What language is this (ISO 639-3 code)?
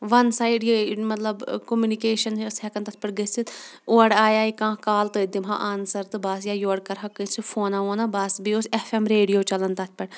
kas